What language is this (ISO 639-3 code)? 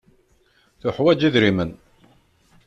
kab